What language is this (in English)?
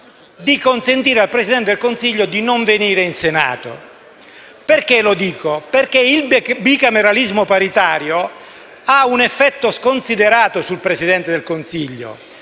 Italian